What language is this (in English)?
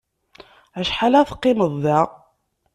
Kabyle